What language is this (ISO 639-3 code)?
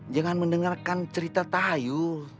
ind